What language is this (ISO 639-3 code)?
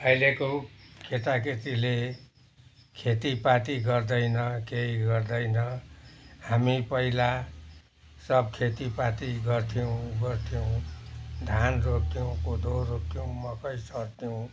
nep